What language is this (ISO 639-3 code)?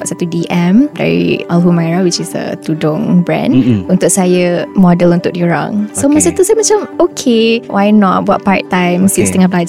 msa